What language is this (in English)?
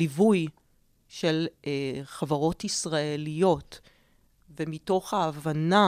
Hebrew